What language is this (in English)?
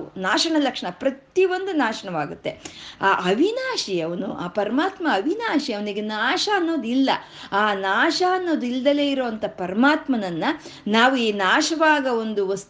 Kannada